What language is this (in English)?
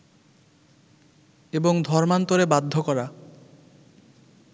Bangla